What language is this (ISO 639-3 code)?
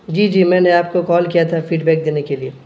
urd